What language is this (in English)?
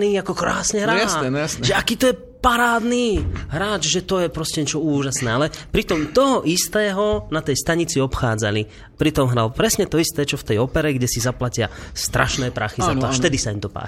Slovak